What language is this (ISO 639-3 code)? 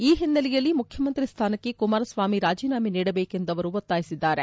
kan